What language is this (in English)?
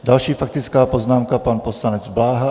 Czech